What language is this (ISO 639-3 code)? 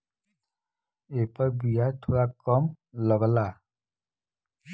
bho